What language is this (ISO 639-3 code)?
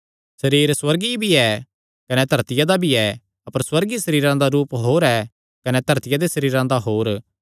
xnr